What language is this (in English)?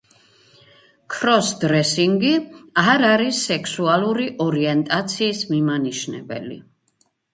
Georgian